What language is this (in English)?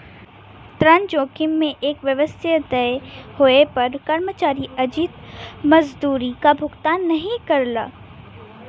Bhojpuri